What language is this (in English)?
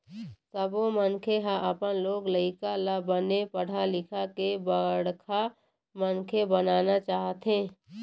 Chhattisgarhi